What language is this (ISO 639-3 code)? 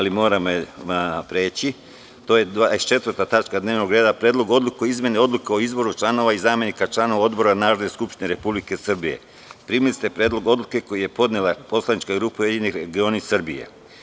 srp